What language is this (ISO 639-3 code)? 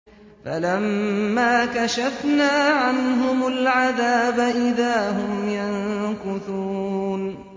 ara